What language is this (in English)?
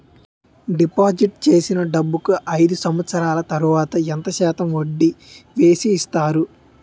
Telugu